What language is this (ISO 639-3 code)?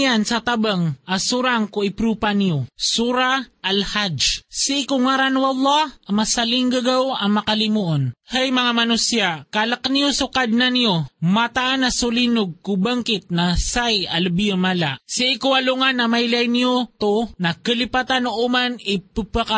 fil